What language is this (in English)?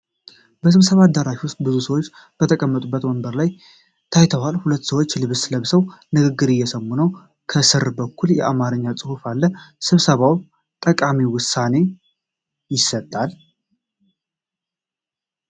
Amharic